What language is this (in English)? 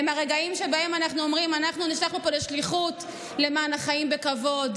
Hebrew